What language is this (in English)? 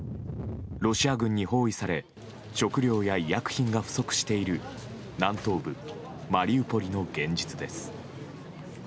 Japanese